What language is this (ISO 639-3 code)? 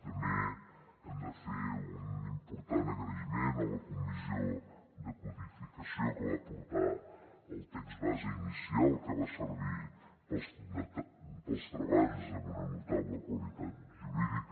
cat